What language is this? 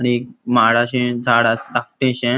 Konkani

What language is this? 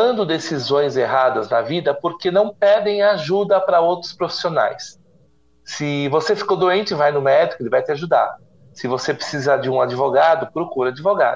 Portuguese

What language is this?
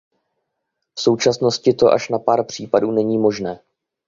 Czech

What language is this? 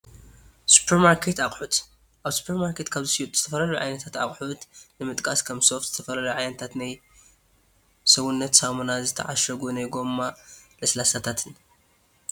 Tigrinya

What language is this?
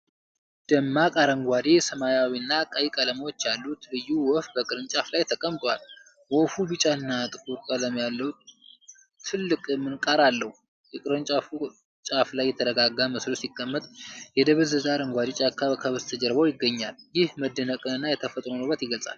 Amharic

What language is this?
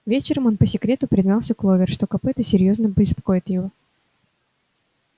Russian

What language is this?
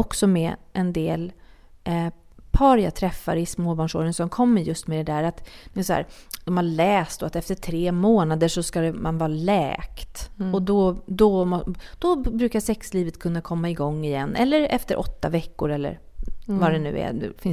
Swedish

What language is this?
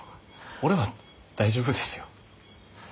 Japanese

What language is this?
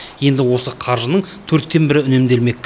Kazakh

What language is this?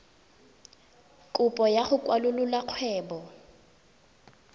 Tswana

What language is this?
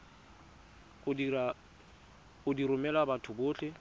Tswana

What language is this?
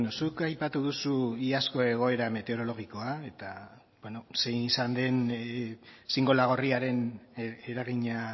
Basque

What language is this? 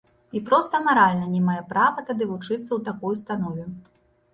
Belarusian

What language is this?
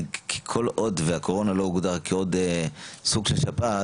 Hebrew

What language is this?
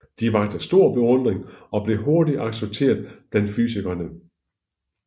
Danish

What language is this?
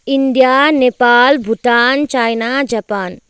Nepali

